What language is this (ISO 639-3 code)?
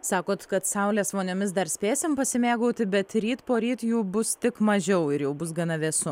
lit